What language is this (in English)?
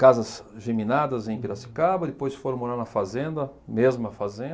Portuguese